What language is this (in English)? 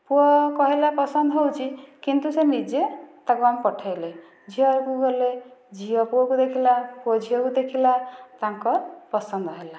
Odia